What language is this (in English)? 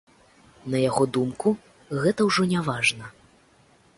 Belarusian